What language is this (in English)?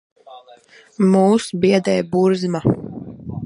Latvian